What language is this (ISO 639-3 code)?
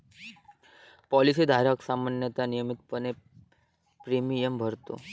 mar